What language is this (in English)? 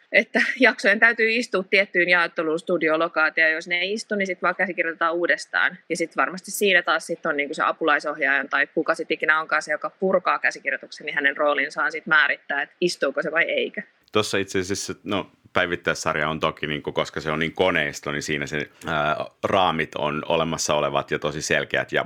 Finnish